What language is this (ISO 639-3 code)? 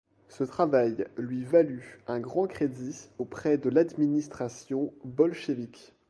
fra